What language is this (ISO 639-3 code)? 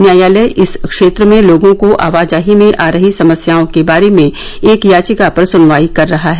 hin